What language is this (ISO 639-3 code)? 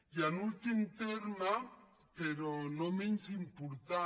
cat